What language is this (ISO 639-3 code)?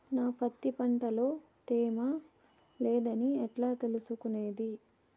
tel